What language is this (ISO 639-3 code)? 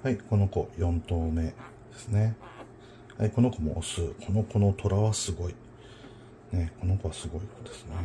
jpn